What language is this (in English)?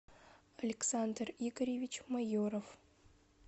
Russian